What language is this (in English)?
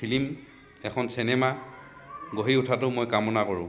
Assamese